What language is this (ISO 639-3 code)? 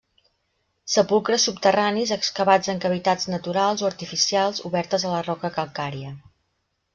cat